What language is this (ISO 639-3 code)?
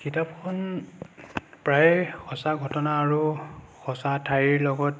asm